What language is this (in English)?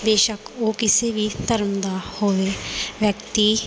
Punjabi